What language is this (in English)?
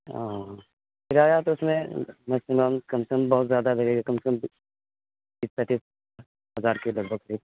Urdu